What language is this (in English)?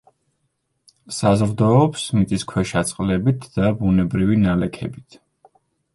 Georgian